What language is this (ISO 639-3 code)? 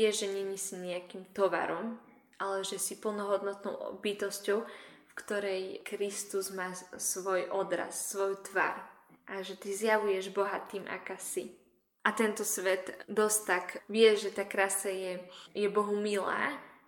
slk